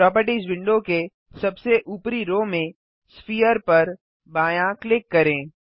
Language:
Hindi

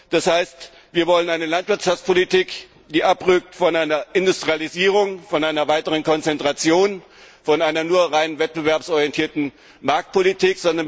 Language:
German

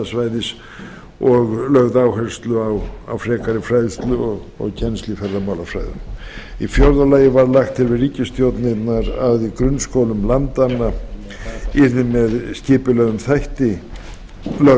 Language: Icelandic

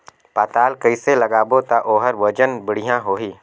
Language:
Chhattisgarhi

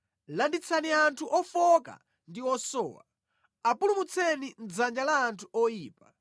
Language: Nyanja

